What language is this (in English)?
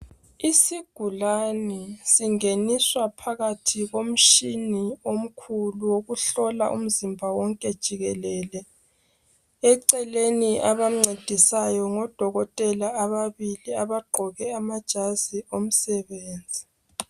North Ndebele